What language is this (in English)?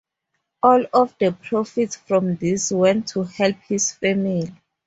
English